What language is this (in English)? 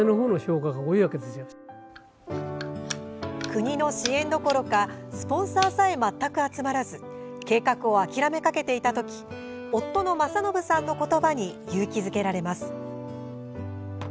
Japanese